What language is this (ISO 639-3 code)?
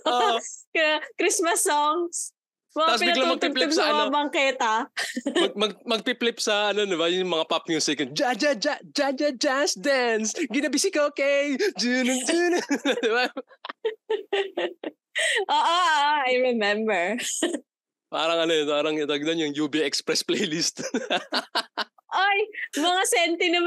fil